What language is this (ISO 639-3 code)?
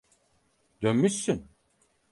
tur